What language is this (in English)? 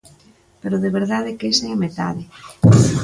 Galician